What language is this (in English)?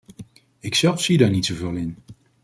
Dutch